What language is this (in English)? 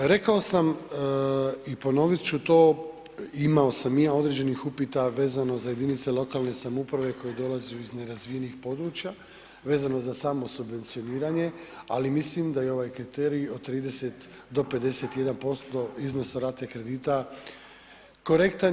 Croatian